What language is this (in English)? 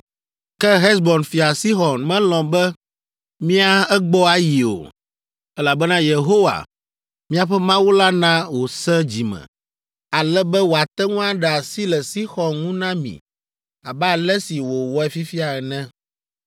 Ewe